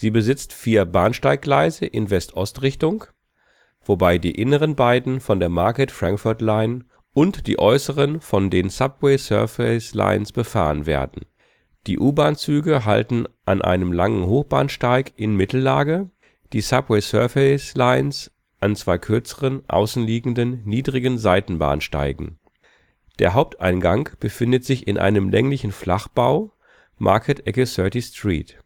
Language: German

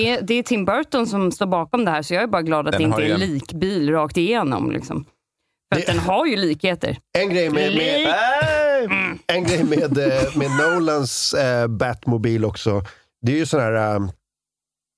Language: Swedish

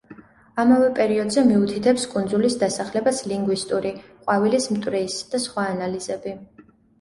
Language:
Georgian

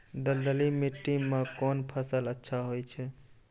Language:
Maithili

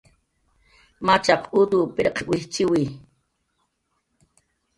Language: Jaqaru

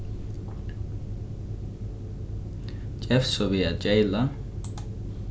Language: Faroese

